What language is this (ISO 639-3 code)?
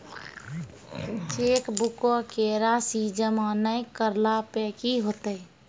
mai